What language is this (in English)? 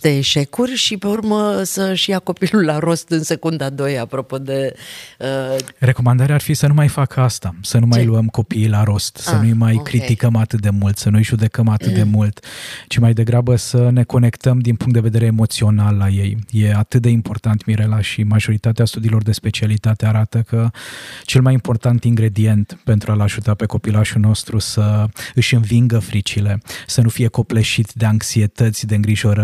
Romanian